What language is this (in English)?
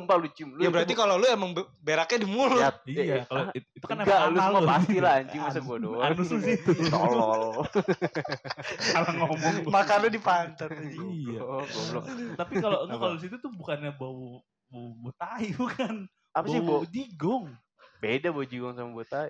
Indonesian